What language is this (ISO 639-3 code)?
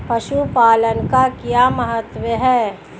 hin